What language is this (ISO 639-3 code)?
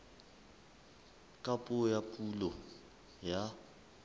sot